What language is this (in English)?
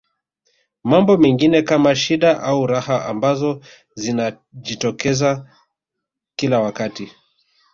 Swahili